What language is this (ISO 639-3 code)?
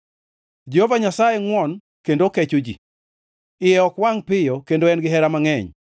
luo